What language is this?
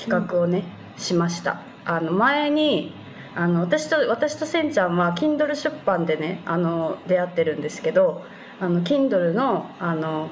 Japanese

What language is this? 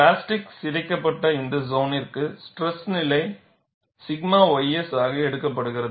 Tamil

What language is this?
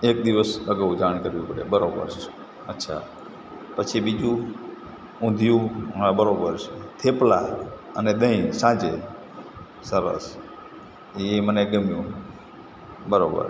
Gujarati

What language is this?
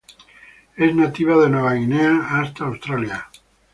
Spanish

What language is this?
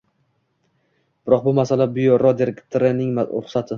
Uzbek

